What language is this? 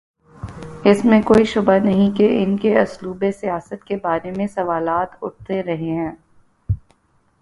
Urdu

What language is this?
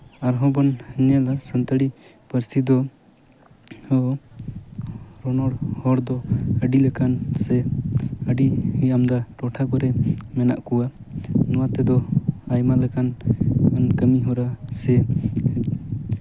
Santali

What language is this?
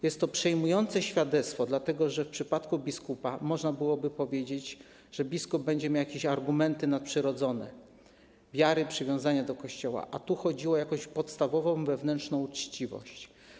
Polish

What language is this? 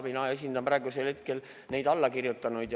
Estonian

